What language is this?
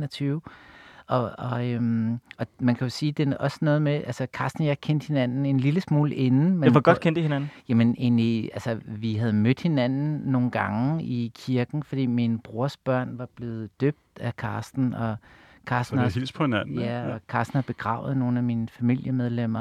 Danish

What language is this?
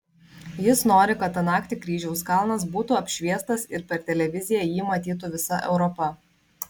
Lithuanian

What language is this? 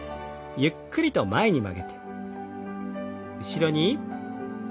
Japanese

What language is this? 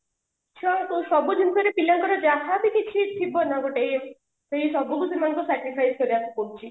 Odia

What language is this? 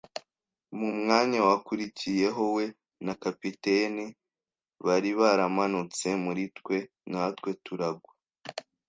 Kinyarwanda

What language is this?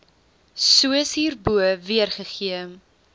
Afrikaans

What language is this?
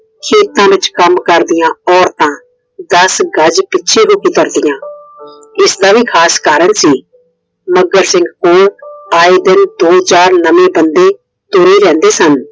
Punjabi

